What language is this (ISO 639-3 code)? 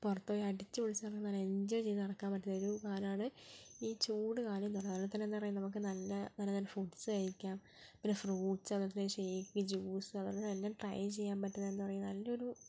mal